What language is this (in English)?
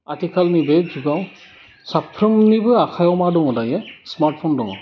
Bodo